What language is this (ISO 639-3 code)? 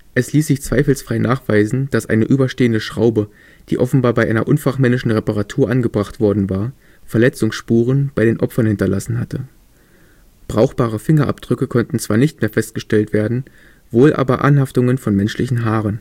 deu